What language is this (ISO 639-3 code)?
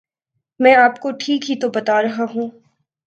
urd